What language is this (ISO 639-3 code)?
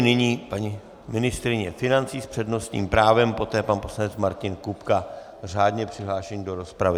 ces